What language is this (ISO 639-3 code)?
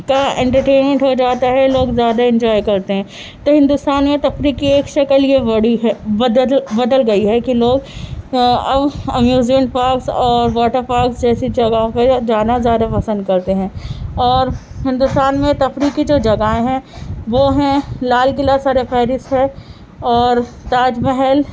urd